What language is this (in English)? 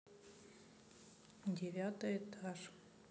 Russian